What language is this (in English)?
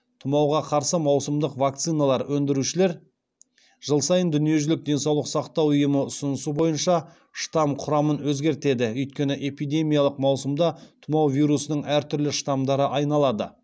Kazakh